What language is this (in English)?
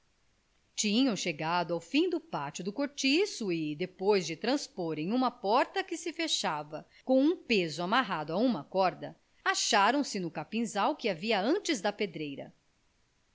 Portuguese